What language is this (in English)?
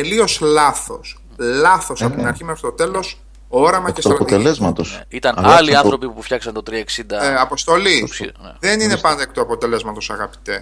Greek